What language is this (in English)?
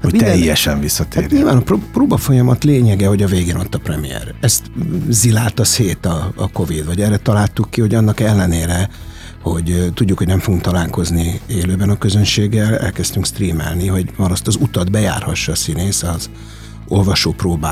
Hungarian